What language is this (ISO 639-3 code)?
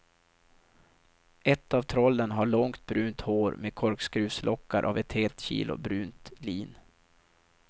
swe